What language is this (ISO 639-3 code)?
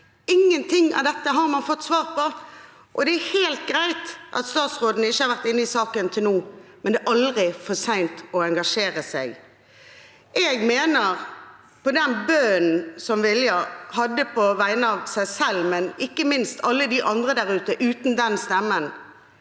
nor